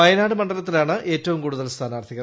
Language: Malayalam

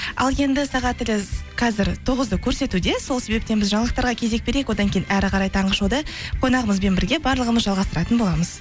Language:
Kazakh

